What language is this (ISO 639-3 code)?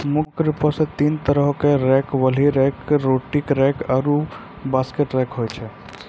mai